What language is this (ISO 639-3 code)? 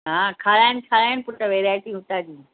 snd